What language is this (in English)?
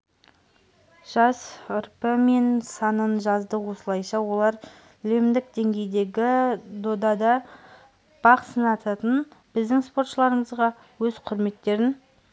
Kazakh